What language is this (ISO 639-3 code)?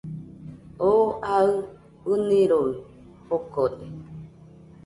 hux